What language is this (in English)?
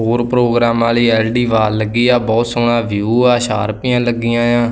Punjabi